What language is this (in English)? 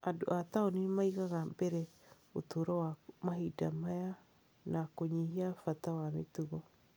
Kikuyu